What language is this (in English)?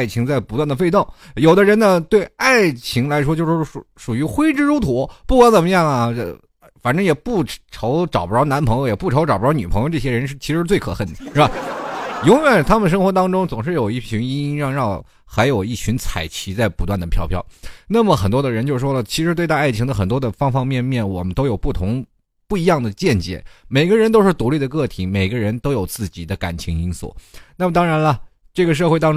Chinese